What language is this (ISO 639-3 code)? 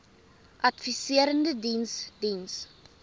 afr